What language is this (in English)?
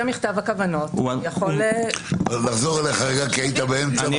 Hebrew